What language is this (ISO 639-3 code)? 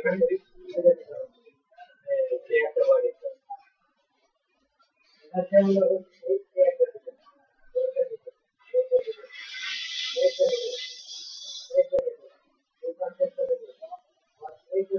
ben